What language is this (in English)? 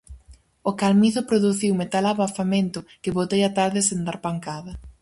Galician